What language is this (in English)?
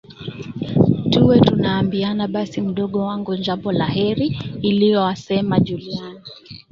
Swahili